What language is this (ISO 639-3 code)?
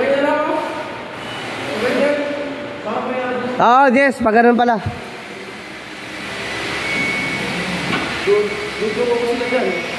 fil